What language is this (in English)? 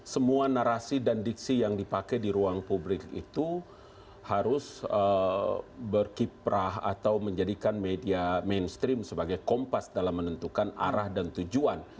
Indonesian